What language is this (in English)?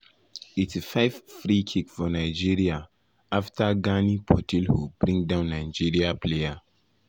Nigerian Pidgin